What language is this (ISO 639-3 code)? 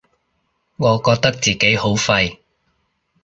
yue